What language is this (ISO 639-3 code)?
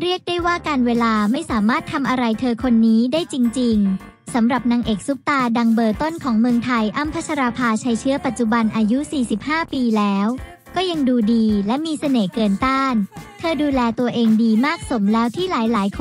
tha